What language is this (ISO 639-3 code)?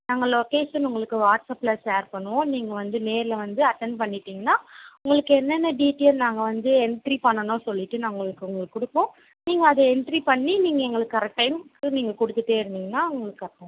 tam